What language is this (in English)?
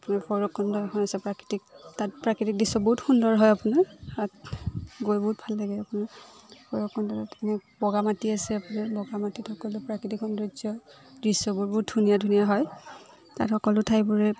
Assamese